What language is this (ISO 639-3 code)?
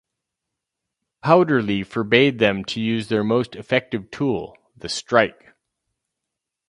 eng